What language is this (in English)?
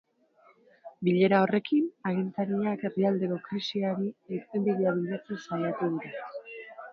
Basque